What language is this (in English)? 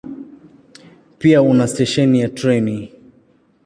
Swahili